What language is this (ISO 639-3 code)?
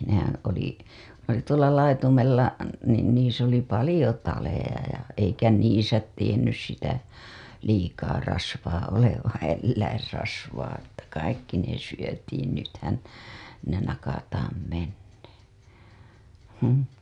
fin